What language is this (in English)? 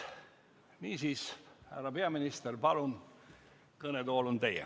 Estonian